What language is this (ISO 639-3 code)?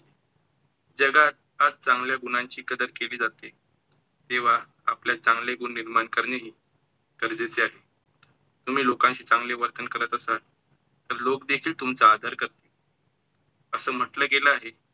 mar